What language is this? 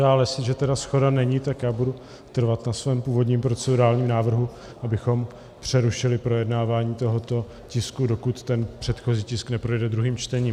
Czech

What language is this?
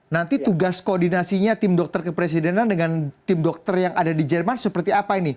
Indonesian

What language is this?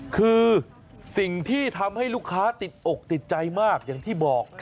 Thai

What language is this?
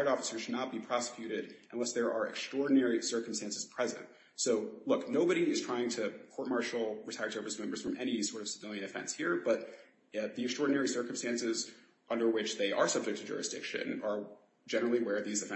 English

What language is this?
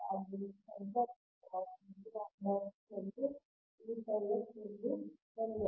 Kannada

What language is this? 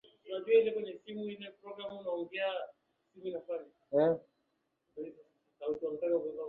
Swahili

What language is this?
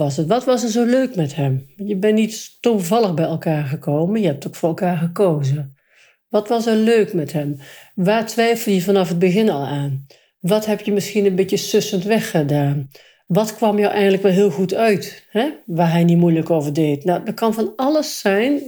Dutch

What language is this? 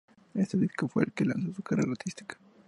Spanish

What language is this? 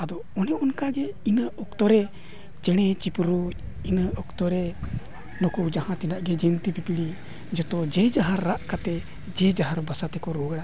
Santali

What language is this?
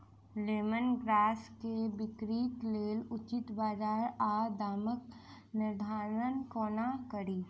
Maithili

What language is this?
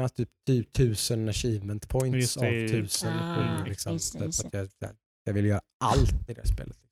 Swedish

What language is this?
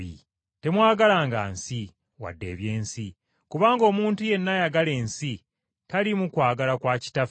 Ganda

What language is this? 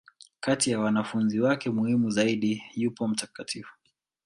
Swahili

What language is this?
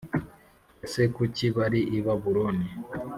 Kinyarwanda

